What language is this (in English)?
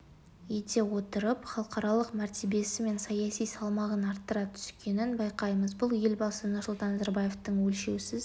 Kazakh